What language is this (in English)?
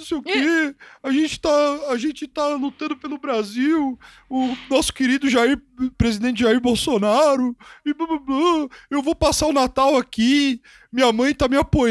Portuguese